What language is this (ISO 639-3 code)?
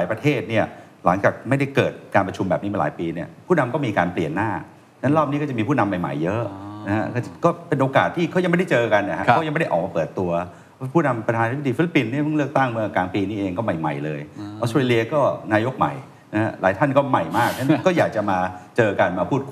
tha